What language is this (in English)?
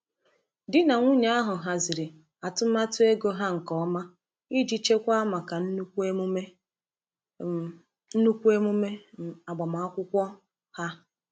Igbo